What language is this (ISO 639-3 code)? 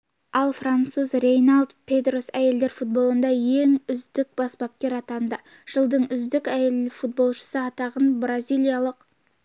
kaz